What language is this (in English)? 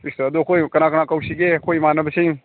Manipuri